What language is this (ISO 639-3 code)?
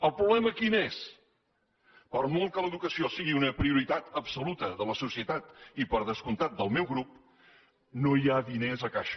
cat